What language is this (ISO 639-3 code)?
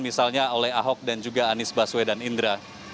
ind